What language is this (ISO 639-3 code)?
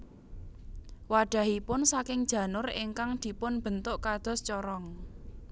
jav